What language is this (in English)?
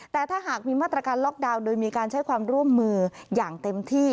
Thai